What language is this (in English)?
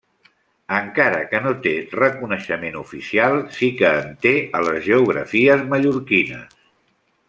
Catalan